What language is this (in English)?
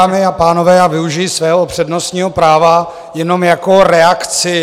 Czech